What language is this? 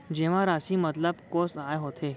Chhattisgarhi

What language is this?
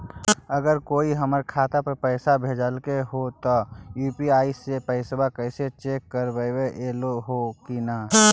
Magahi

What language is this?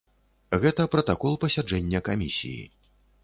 Belarusian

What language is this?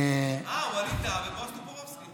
Hebrew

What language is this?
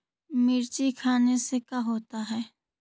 Magahi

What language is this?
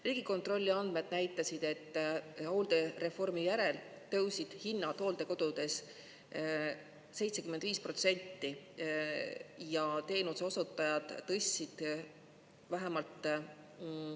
Estonian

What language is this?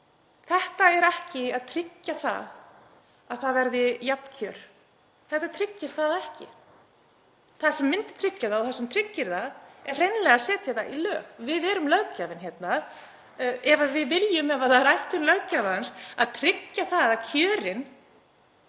Icelandic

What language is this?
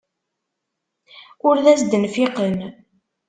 Kabyle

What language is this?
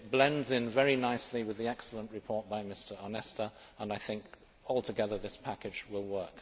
English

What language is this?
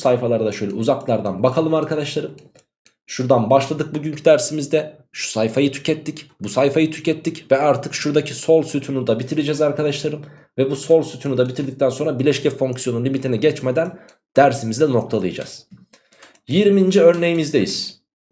Turkish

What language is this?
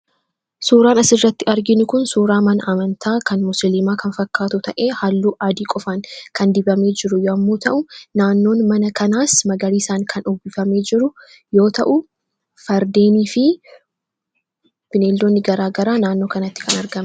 Oromo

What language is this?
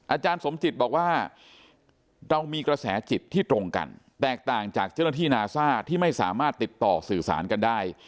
Thai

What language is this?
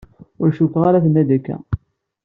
Kabyle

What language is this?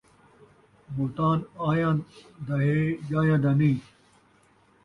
Saraiki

